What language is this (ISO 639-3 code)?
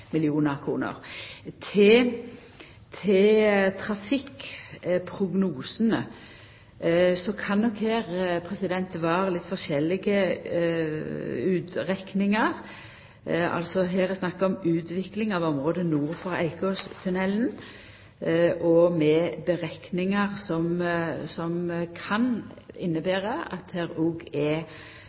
nno